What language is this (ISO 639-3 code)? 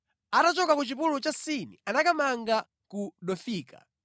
nya